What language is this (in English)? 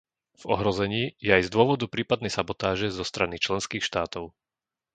Slovak